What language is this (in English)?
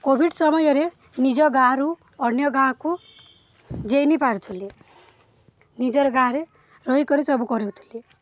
Odia